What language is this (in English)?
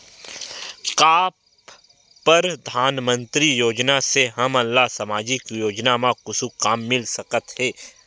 Chhattisgarhi